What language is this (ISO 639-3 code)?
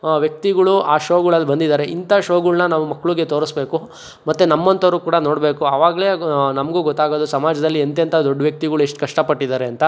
kan